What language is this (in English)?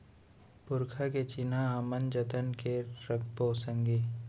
Chhattisgarhi